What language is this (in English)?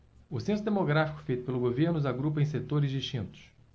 Portuguese